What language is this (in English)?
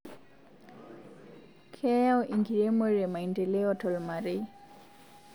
Masai